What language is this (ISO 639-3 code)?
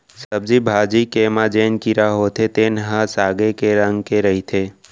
hne